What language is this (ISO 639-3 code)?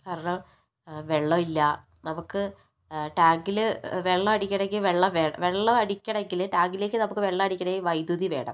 mal